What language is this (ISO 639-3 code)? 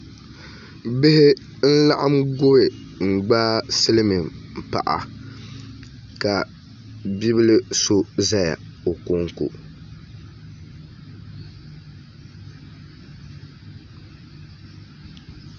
dag